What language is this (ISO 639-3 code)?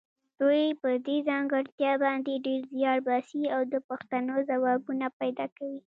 pus